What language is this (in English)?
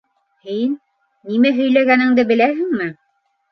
Bashkir